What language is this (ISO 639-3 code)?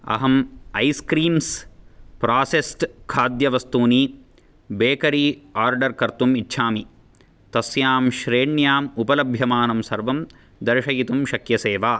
san